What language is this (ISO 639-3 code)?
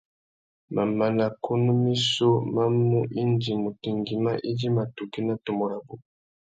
bag